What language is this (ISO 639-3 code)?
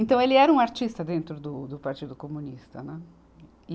por